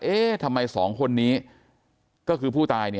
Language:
Thai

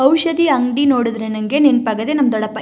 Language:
Kannada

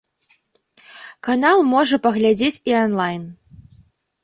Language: Belarusian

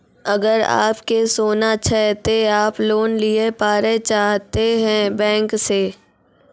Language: Maithili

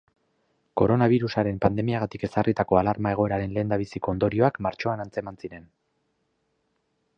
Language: Basque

